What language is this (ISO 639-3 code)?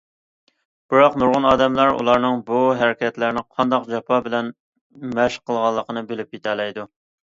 uig